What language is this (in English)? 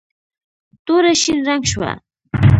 Pashto